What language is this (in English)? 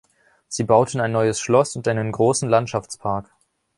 German